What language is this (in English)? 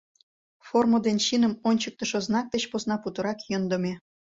Mari